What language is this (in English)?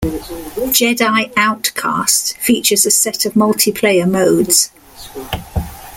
English